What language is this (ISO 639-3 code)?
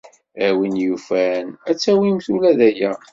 kab